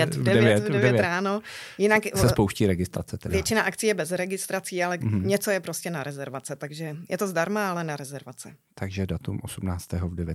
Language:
Czech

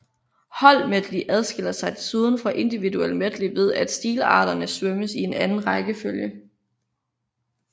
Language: Danish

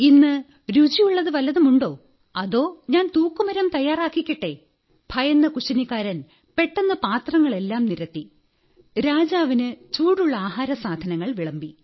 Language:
Malayalam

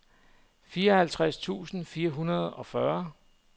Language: Danish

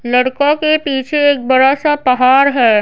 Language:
Hindi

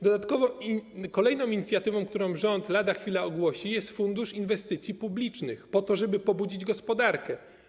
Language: Polish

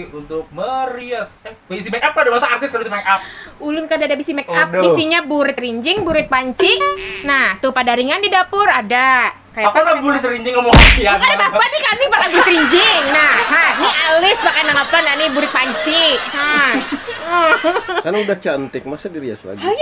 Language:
Indonesian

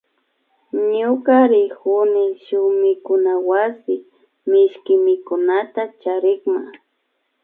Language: Imbabura Highland Quichua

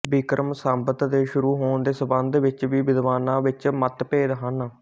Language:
Punjabi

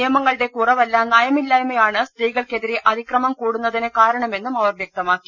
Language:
Malayalam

